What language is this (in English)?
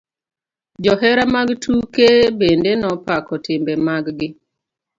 Luo (Kenya and Tanzania)